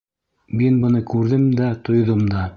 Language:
Bashkir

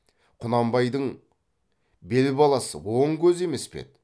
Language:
Kazakh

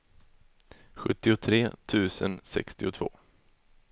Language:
Swedish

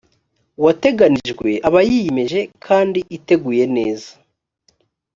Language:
Kinyarwanda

